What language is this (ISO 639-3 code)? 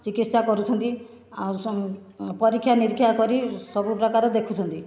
ori